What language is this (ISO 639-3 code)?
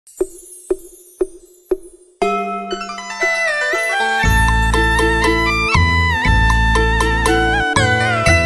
vie